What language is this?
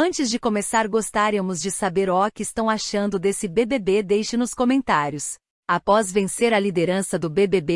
Portuguese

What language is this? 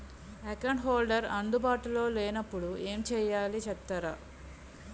Telugu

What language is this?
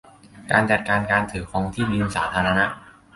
Thai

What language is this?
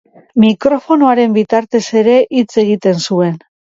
Basque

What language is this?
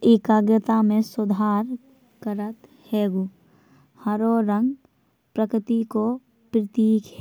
Bundeli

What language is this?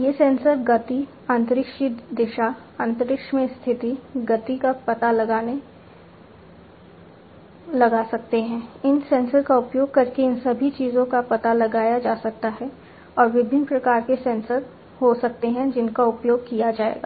Hindi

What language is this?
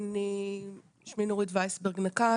Hebrew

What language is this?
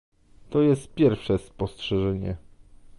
Polish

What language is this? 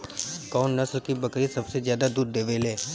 Bhojpuri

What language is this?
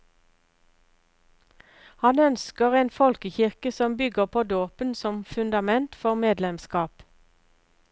Norwegian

